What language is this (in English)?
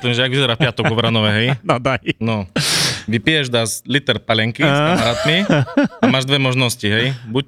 Slovak